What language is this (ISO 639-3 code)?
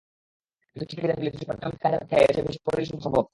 ben